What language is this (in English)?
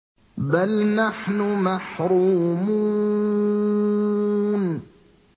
Arabic